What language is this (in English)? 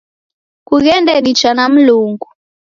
Taita